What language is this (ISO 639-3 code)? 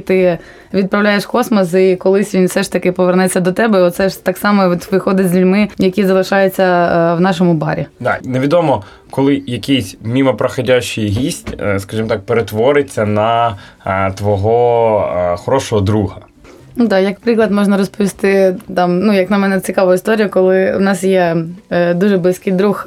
ukr